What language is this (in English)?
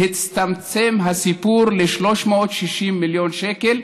Hebrew